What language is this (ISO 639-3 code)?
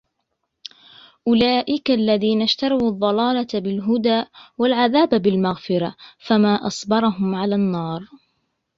ara